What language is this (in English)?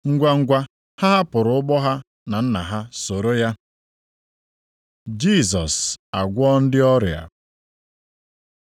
Igbo